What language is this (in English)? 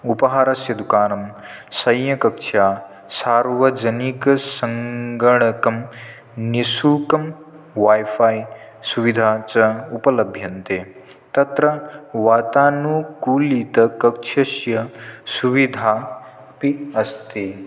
Sanskrit